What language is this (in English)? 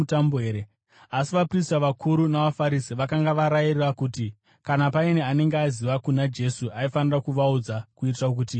Shona